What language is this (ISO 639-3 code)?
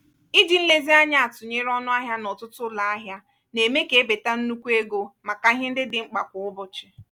ibo